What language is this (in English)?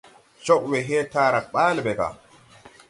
Tupuri